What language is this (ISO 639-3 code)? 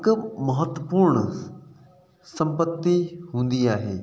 snd